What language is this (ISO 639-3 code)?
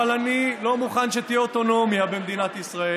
heb